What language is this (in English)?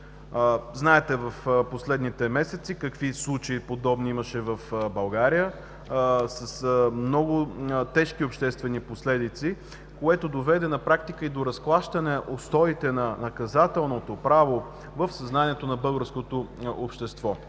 Bulgarian